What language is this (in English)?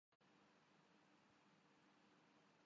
Urdu